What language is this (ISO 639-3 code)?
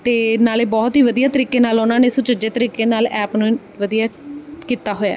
pan